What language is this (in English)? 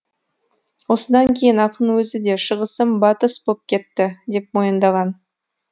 Kazakh